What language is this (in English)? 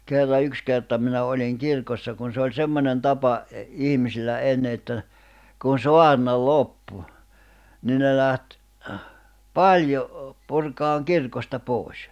Finnish